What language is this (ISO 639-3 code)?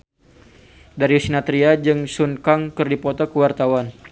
sun